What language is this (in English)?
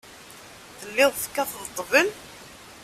Kabyle